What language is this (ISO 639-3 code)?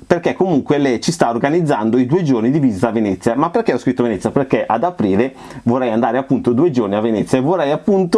ita